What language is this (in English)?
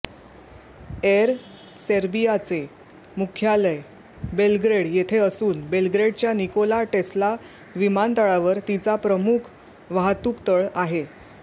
Marathi